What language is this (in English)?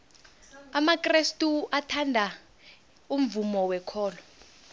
South Ndebele